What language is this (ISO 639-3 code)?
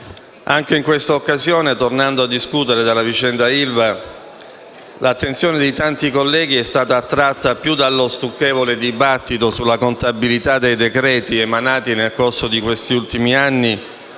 ita